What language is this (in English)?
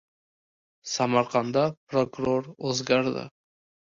Uzbek